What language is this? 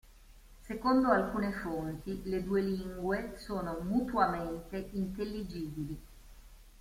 Italian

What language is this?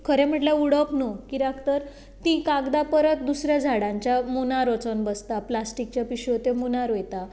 Konkani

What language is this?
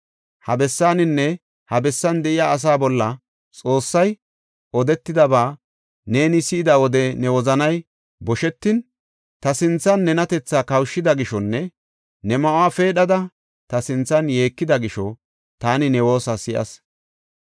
Gofa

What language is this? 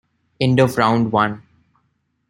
English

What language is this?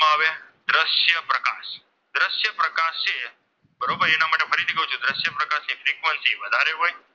Gujarati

